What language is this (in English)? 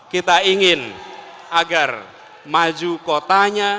Indonesian